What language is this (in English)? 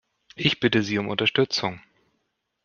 German